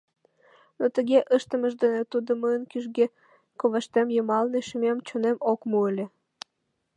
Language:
Mari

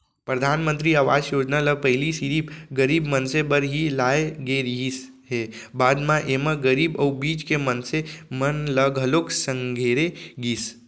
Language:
Chhattisgarhi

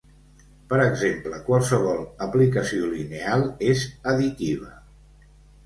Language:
Catalan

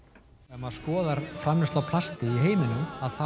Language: Icelandic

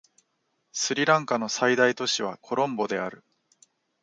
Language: Japanese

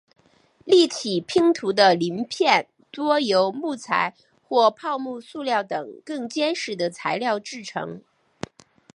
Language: Chinese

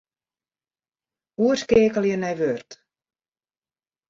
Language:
Western Frisian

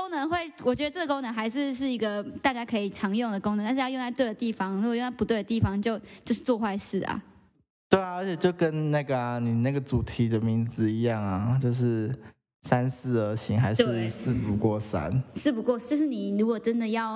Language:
Chinese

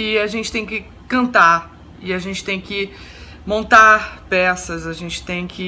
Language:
Portuguese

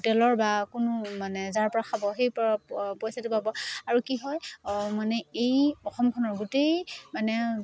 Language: Assamese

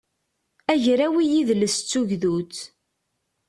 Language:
Kabyle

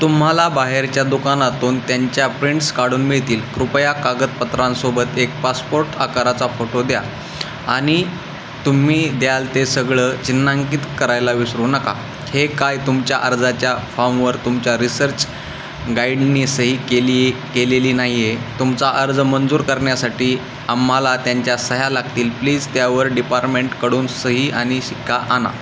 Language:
Marathi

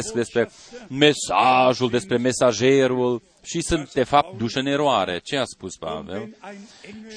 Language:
Romanian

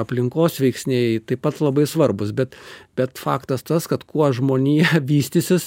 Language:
Lithuanian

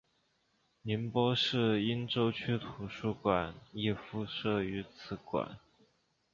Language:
Chinese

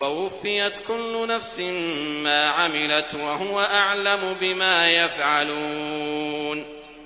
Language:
Arabic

